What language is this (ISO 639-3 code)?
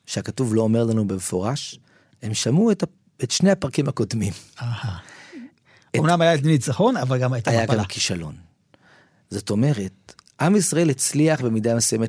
heb